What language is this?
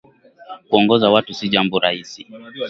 Swahili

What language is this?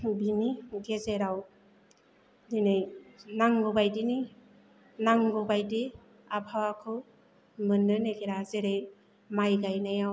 Bodo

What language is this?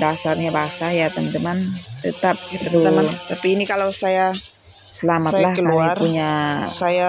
Indonesian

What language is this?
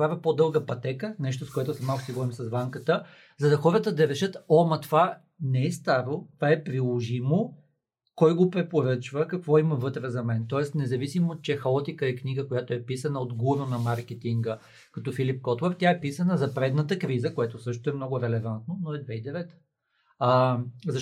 Bulgarian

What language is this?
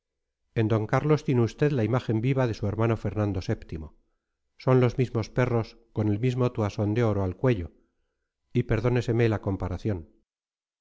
Spanish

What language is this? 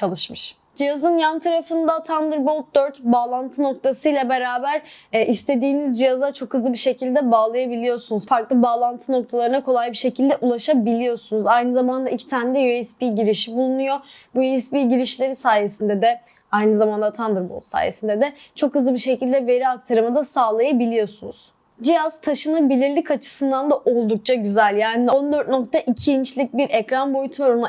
Turkish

